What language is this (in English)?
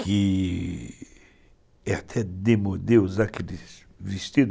Portuguese